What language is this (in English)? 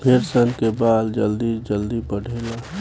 Bhojpuri